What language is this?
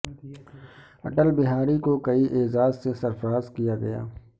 Urdu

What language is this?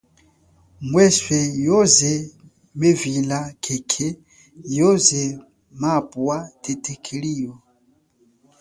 Chokwe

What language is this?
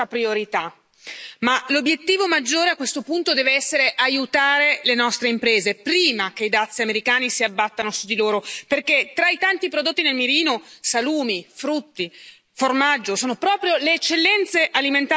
Italian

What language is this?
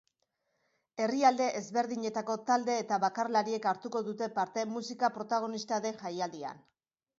Basque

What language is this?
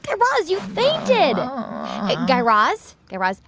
English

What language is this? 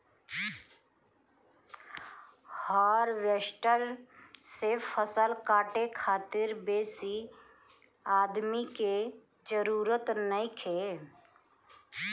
Bhojpuri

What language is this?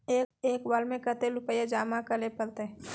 Magahi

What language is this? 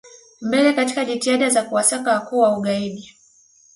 Swahili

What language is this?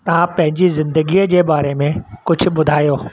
Sindhi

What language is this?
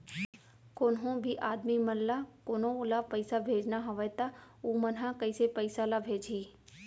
Chhattisgarhi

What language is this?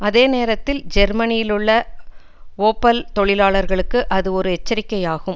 Tamil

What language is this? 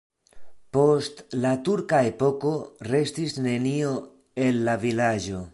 Esperanto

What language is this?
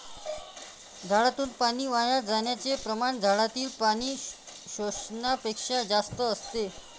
Marathi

